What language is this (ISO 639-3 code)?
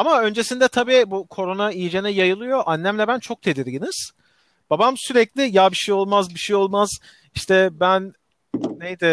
tur